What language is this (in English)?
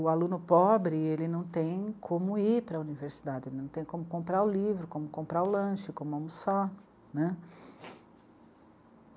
Portuguese